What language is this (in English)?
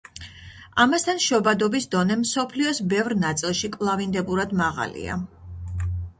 Georgian